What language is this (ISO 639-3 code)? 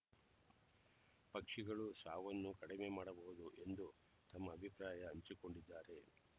kan